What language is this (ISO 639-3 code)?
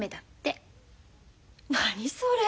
jpn